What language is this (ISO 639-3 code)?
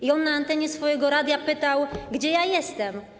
pol